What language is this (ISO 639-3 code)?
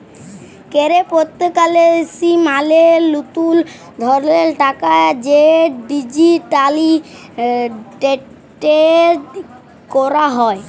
ben